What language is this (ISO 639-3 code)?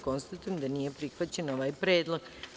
srp